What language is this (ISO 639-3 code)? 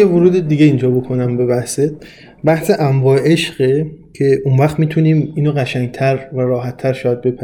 fas